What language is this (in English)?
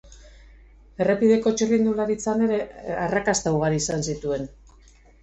Basque